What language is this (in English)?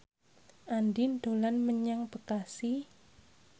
Javanese